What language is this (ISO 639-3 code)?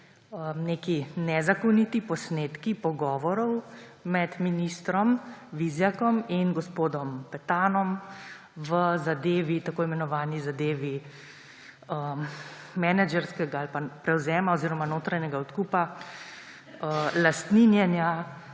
slv